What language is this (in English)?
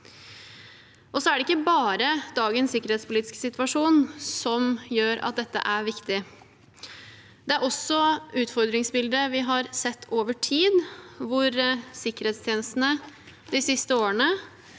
Norwegian